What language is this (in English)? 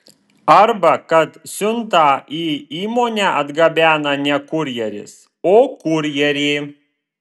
Lithuanian